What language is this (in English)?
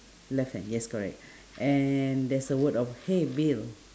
English